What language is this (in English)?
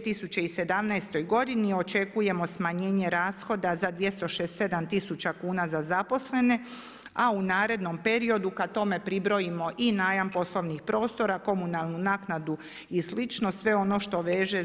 Croatian